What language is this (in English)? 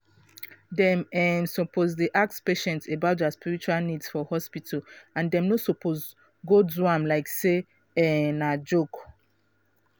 Nigerian Pidgin